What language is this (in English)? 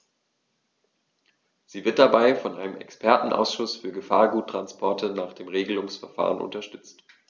German